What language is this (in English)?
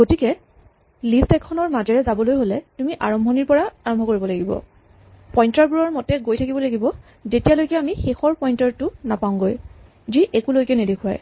Assamese